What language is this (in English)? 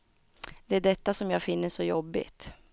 Swedish